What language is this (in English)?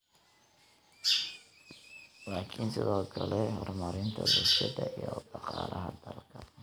Somali